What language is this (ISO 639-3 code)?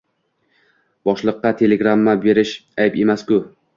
uzb